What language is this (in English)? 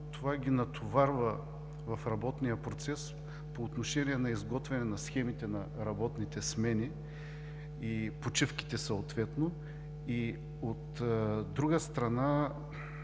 Bulgarian